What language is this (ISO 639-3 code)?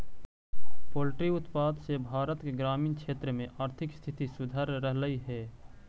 mag